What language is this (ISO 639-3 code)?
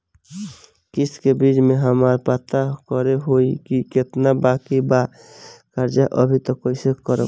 bho